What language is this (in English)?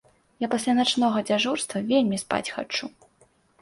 Belarusian